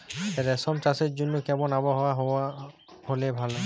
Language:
Bangla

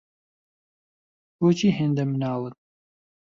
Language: Central Kurdish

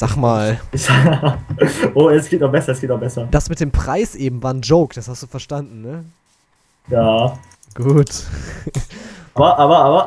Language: German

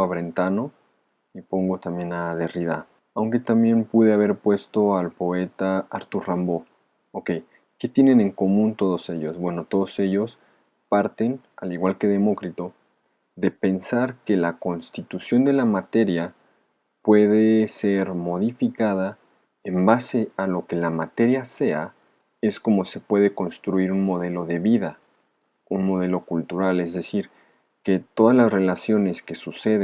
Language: Spanish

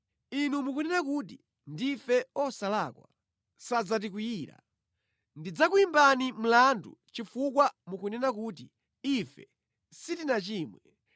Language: Nyanja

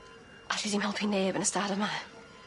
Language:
Welsh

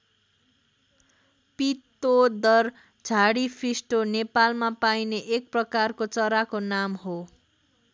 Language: Nepali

